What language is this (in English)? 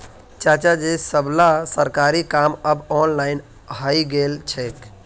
Magahi